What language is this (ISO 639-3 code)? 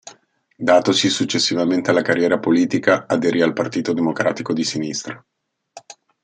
ita